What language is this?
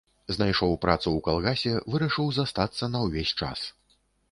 Belarusian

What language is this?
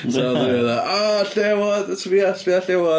Welsh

